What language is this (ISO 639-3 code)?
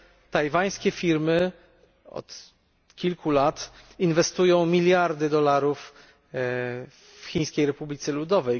pol